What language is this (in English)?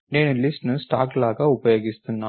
Telugu